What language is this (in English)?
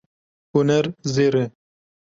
Kurdish